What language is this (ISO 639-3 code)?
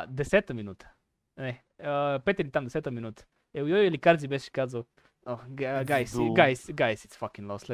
bul